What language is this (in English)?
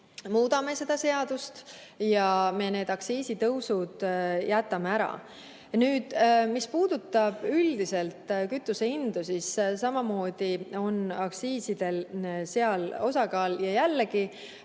Estonian